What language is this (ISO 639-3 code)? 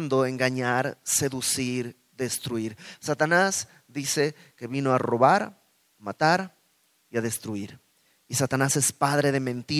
spa